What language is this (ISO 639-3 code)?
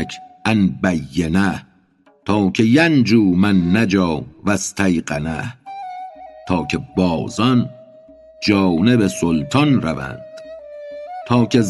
fas